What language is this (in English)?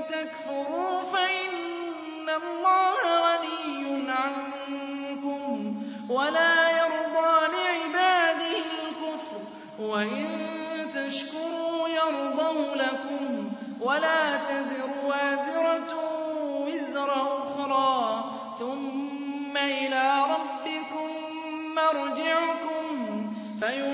Arabic